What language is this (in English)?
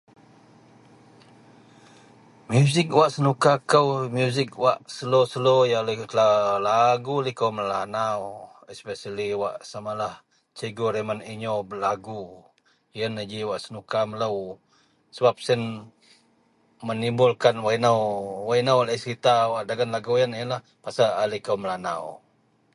Central Melanau